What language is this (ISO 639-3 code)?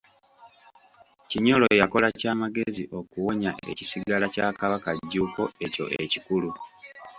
lug